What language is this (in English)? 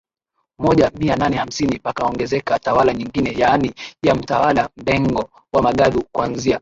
Swahili